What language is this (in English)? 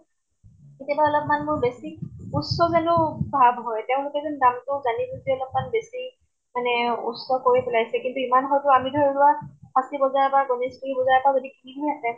Assamese